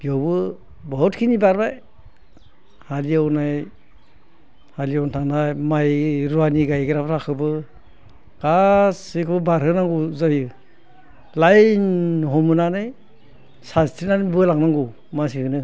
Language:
Bodo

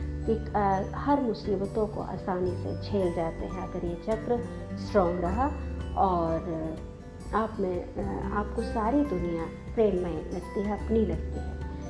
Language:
Hindi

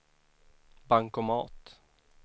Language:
Swedish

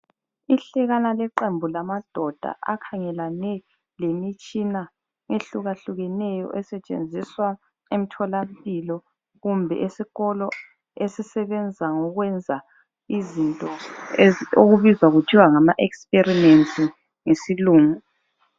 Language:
North Ndebele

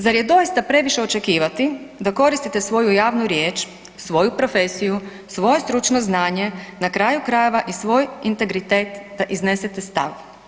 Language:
Croatian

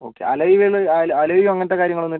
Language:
Malayalam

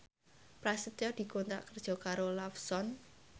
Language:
Javanese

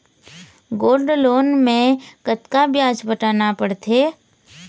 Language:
Chhattisgarhi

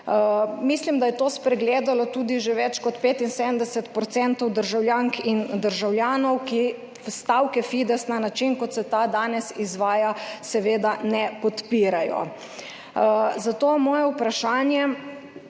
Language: Slovenian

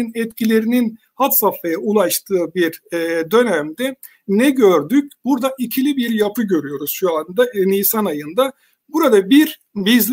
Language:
Turkish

